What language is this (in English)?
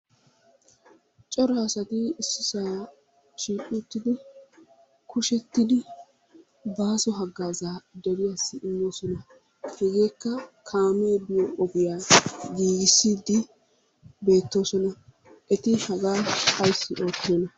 Wolaytta